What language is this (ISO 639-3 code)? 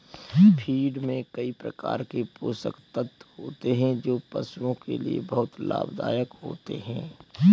hin